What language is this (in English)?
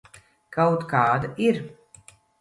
Latvian